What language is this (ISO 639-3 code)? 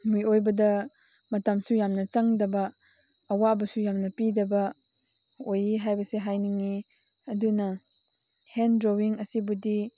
mni